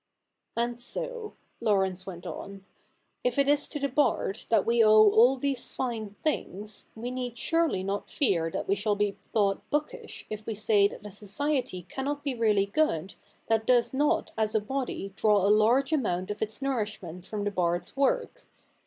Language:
English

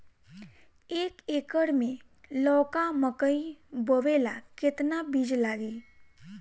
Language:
Bhojpuri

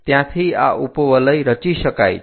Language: Gujarati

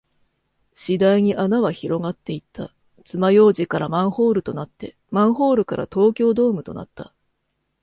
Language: Japanese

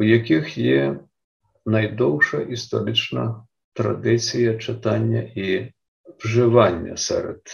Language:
Ukrainian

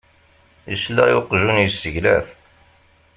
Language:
Kabyle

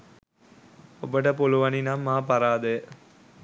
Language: Sinhala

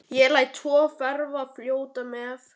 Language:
Icelandic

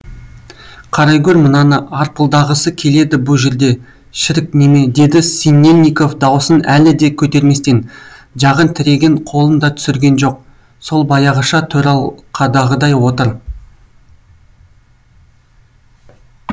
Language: Kazakh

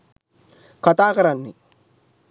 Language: Sinhala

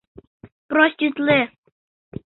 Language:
Mari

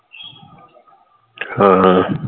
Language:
Punjabi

